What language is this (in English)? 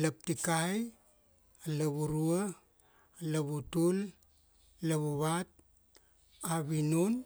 Kuanua